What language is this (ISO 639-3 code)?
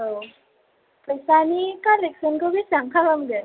brx